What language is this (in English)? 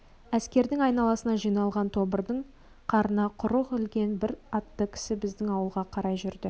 Kazakh